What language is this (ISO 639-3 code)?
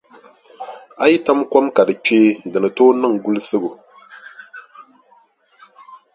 dag